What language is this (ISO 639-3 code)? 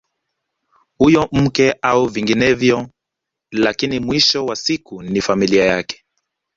swa